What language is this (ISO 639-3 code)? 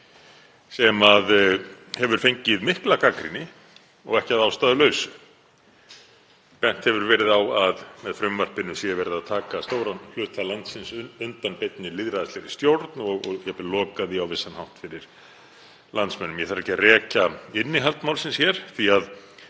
isl